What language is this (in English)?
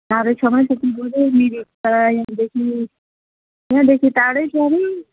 Nepali